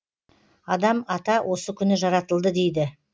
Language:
Kazakh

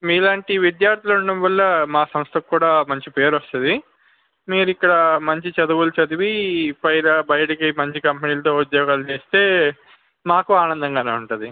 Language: Telugu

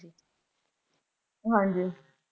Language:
Punjabi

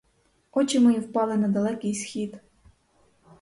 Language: Ukrainian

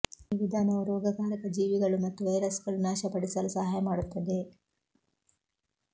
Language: Kannada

